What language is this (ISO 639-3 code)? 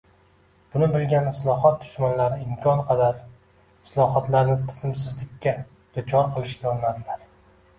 uzb